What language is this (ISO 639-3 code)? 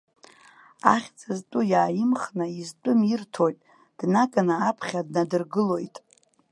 abk